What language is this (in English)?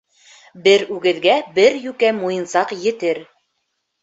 Bashkir